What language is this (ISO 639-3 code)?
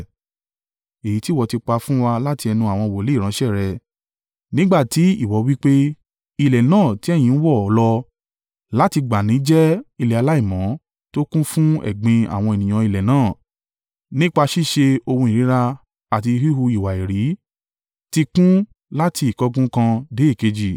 yor